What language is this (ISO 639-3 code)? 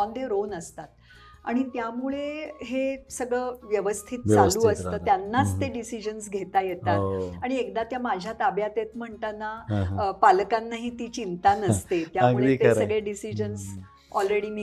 mar